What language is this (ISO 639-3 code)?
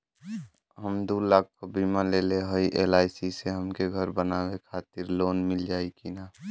bho